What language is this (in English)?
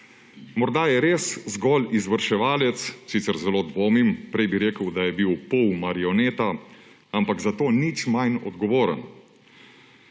Slovenian